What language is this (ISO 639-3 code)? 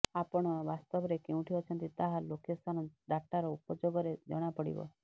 ori